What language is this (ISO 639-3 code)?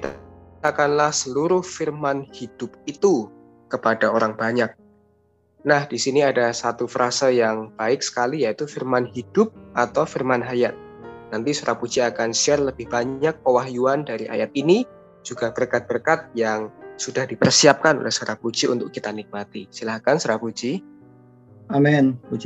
ind